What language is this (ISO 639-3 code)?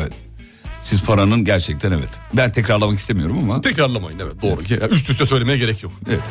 tur